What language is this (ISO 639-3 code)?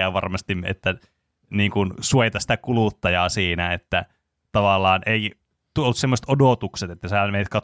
fin